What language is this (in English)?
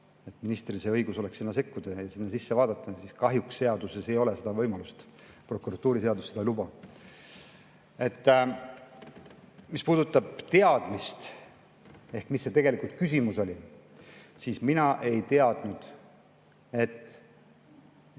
Estonian